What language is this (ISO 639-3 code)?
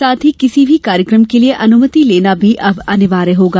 hin